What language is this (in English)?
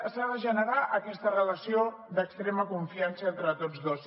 Catalan